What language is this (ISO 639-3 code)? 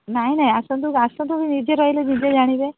ori